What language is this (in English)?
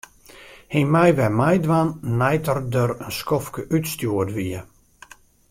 Western Frisian